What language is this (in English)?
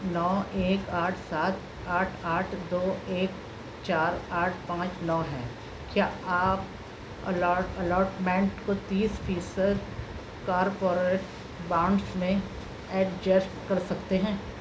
Urdu